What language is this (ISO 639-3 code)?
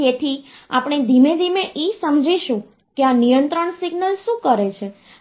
guj